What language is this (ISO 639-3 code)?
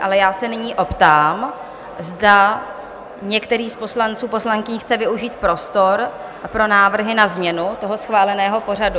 ces